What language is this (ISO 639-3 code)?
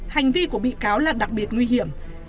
vie